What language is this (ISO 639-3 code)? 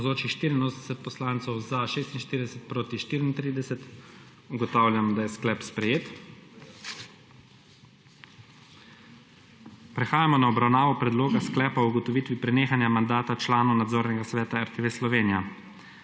slv